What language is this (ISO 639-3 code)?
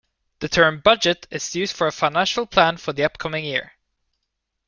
eng